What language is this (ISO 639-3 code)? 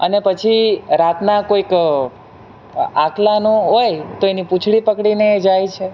guj